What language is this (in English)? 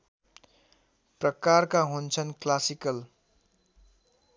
Nepali